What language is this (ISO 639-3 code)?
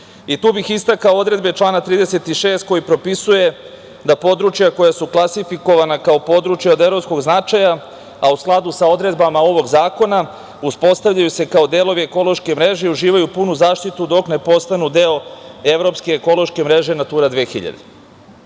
srp